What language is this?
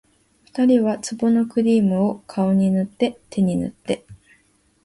Japanese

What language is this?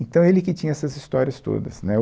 Portuguese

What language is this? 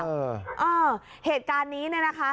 Thai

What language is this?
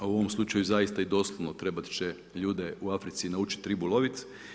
Croatian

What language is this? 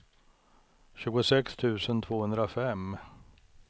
Swedish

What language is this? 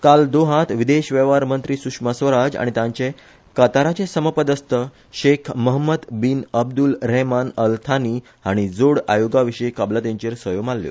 Konkani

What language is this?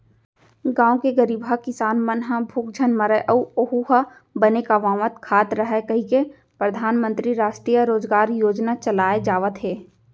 Chhattisgarhi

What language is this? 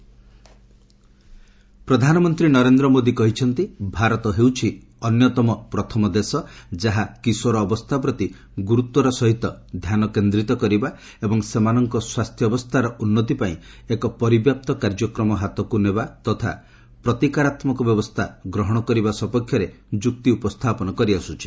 Odia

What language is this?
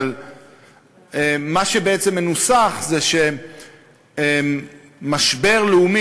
Hebrew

